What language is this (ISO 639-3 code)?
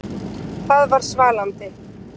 isl